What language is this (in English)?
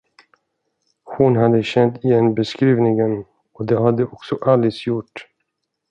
Swedish